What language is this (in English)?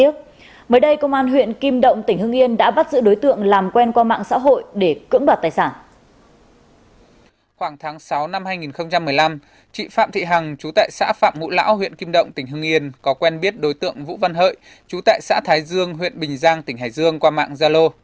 Vietnamese